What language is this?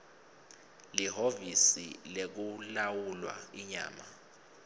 Swati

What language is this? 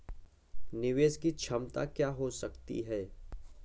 Hindi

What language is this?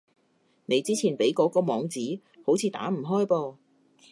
Cantonese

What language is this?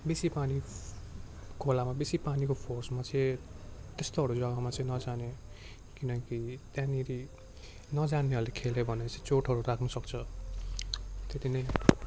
Nepali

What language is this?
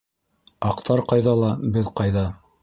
Bashkir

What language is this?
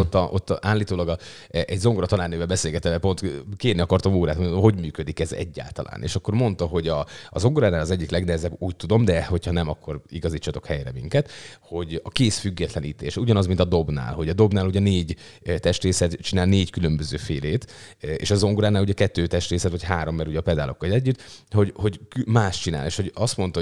Hungarian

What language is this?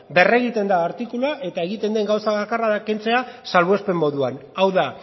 Basque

